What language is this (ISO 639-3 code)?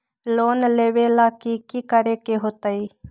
mag